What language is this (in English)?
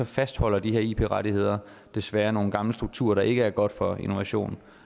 Danish